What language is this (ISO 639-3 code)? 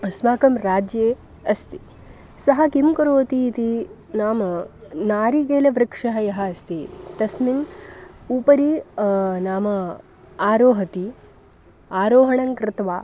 san